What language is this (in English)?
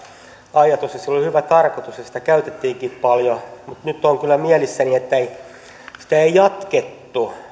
Finnish